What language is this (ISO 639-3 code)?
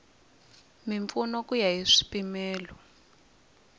tso